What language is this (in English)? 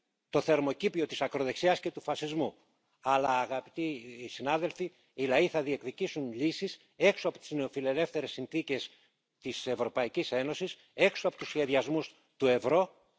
French